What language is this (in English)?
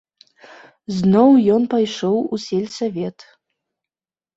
Belarusian